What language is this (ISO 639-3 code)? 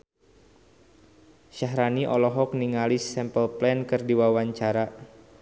sun